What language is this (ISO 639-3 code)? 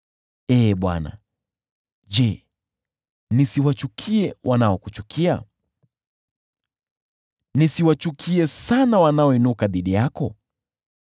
swa